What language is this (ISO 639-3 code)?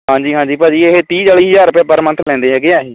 pan